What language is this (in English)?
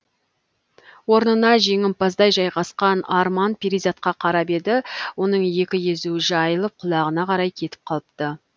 Kazakh